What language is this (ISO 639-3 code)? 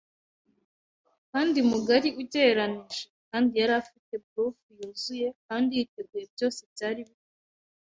kin